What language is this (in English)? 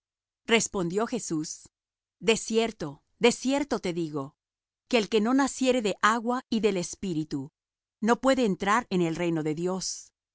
Spanish